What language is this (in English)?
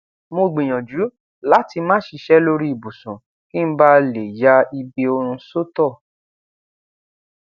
Yoruba